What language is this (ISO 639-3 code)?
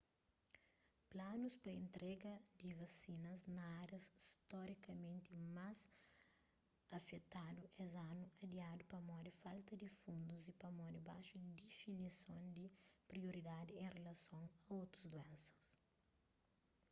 kea